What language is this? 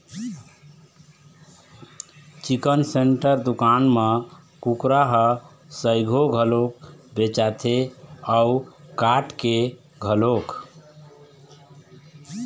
Chhattisgarhi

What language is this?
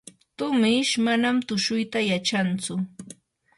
Yanahuanca Pasco Quechua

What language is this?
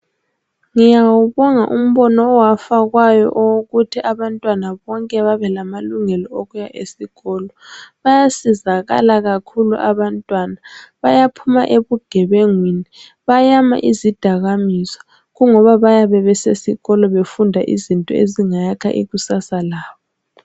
North Ndebele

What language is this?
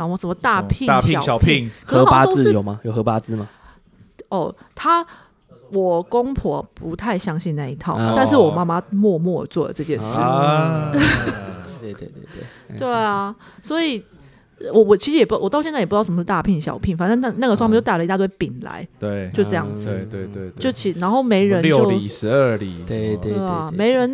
Chinese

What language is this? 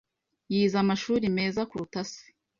Kinyarwanda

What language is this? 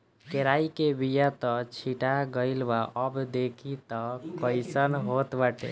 Bhojpuri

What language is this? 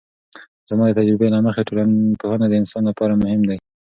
Pashto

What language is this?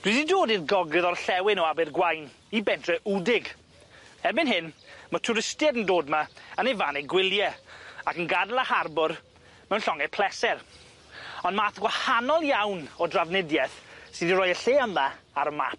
Welsh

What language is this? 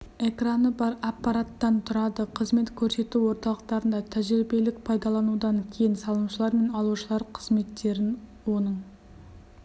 Kazakh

